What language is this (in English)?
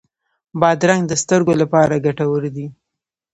Pashto